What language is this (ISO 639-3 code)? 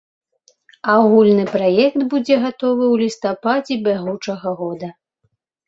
bel